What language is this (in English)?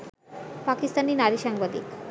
Bangla